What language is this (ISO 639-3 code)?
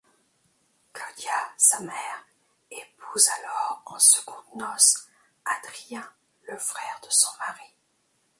fra